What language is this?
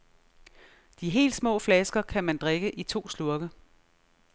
Danish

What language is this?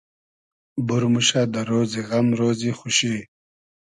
Hazaragi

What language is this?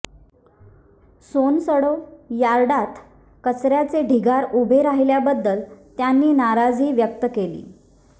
Marathi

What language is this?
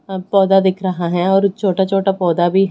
Hindi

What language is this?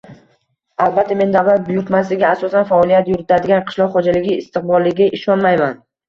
Uzbek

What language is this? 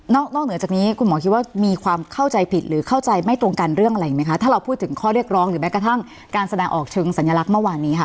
Thai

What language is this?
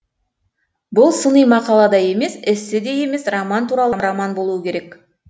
Kazakh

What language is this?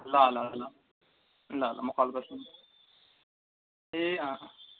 Nepali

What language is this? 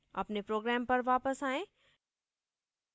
Hindi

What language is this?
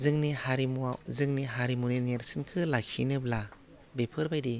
Bodo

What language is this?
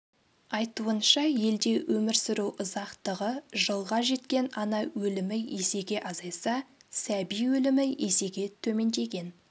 Kazakh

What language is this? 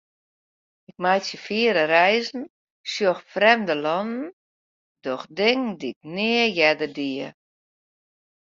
Western Frisian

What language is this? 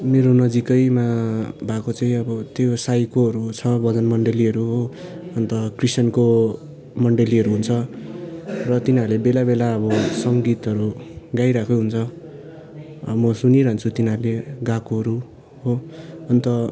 Nepali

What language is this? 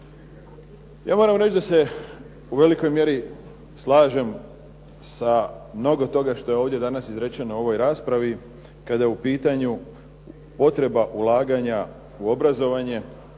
Croatian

